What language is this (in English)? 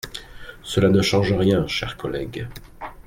French